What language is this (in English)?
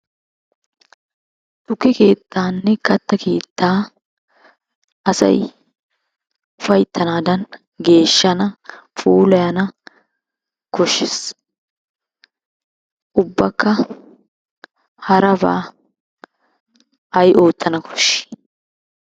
Wolaytta